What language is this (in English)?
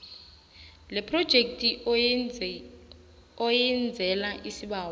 South Ndebele